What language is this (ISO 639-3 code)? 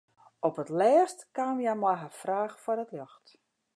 fry